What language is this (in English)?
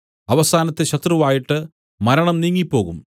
Malayalam